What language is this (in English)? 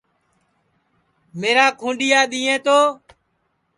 Sansi